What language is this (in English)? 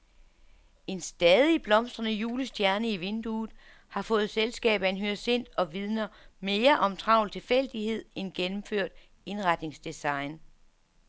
Danish